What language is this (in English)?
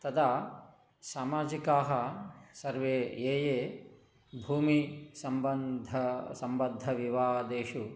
Sanskrit